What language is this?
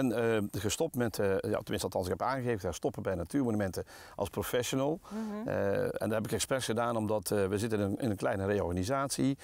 Dutch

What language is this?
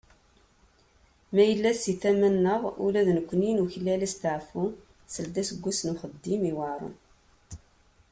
Kabyle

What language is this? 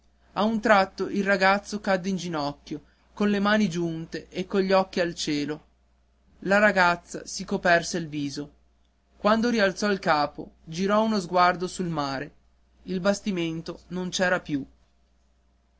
Italian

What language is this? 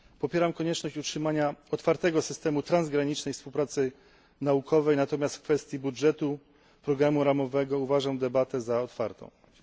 Polish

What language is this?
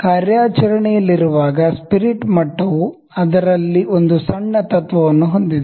Kannada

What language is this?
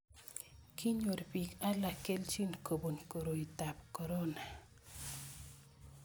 Kalenjin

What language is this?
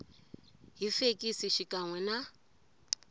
Tsonga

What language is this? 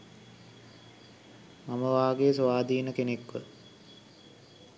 Sinhala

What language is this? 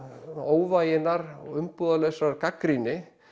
Icelandic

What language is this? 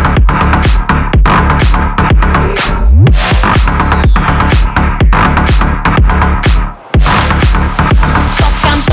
Russian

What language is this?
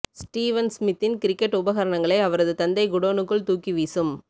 Tamil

